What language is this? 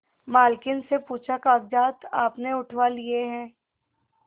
Hindi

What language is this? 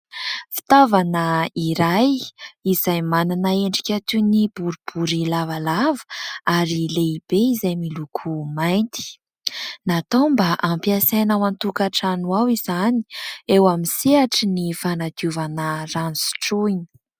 Malagasy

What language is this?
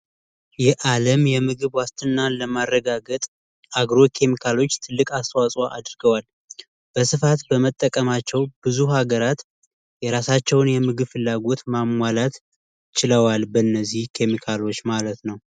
Amharic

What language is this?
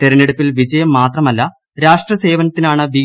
Malayalam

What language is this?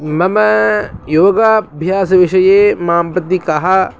Sanskrit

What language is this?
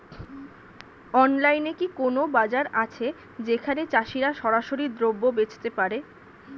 Bangla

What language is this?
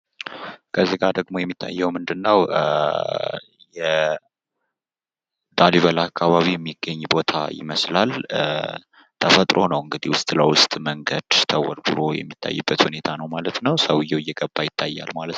Amharic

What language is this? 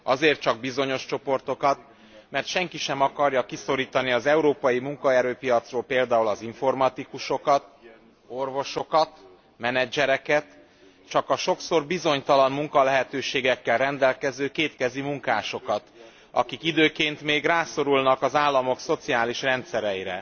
Hungarian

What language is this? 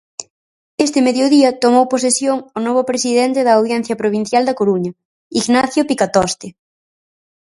Galician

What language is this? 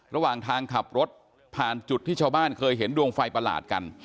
Thai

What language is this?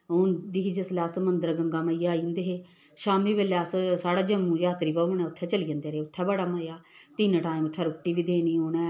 Dogri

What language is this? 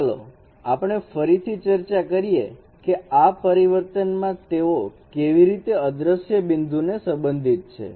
Gujarati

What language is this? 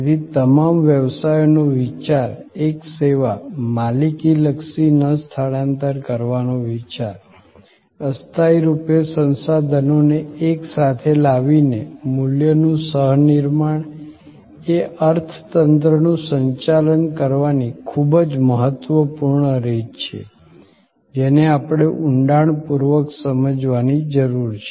Gujarati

